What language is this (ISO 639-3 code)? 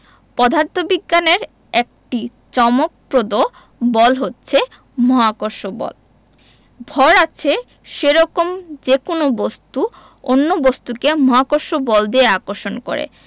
ben